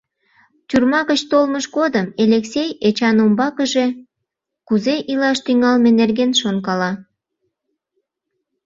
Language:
Mari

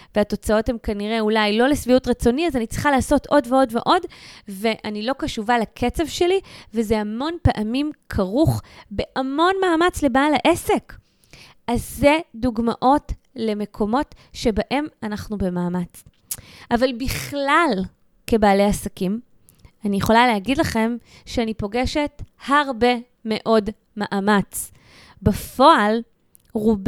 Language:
Hebrew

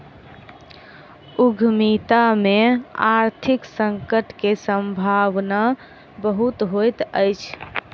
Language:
Maithili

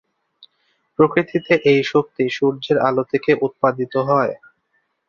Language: Bangla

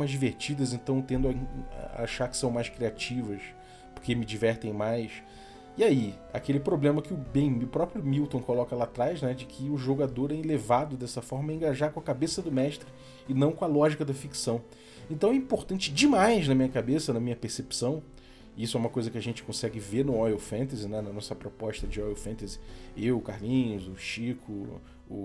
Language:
Portuguese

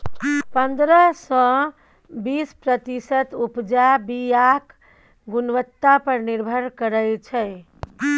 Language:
Maithili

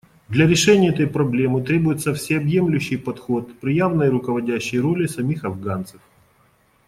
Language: Russian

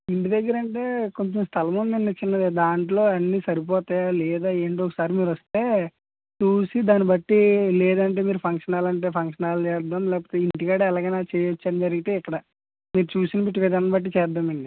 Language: Telugu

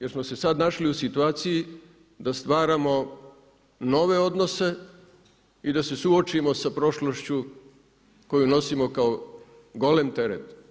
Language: Croatian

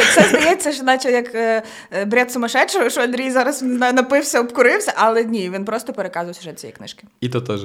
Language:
Ukrainian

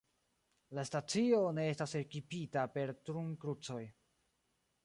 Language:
Esperanto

